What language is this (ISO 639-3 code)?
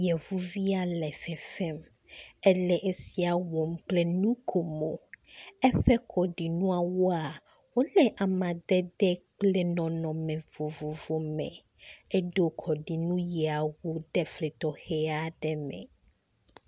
ewe